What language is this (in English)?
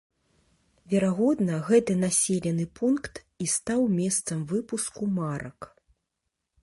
Belarusian